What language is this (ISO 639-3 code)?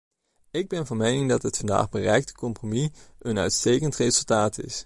nld